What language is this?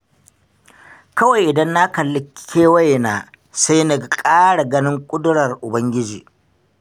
Hausa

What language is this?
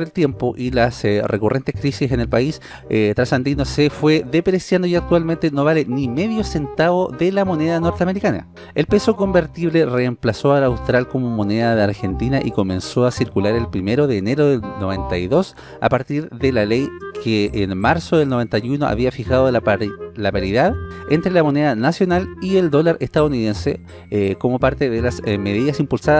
Spanish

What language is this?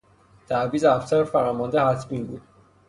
Persian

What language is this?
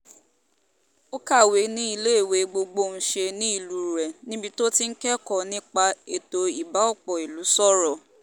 Yoruba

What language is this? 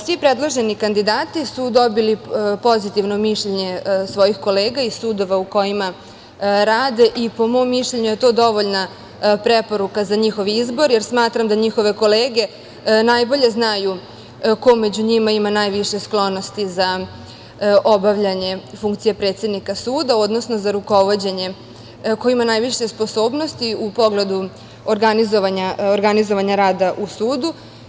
Serbian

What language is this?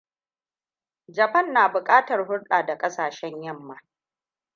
Hausa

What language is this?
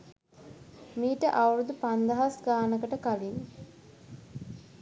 Sinhala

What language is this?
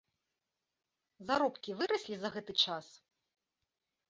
Belarusian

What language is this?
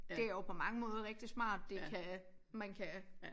Danish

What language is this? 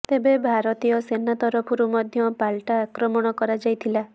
Odia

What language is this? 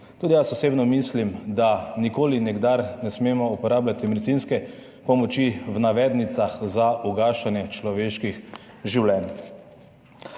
Slovenian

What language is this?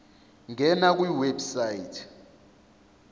Zulu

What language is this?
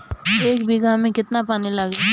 Bhojpuri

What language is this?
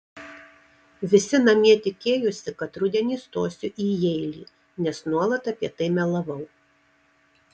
Lithuanian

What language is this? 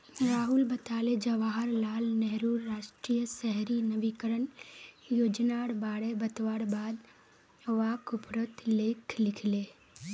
Magahi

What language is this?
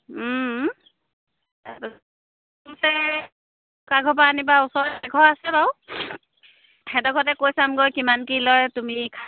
Assamese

